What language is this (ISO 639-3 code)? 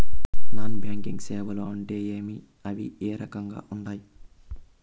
tel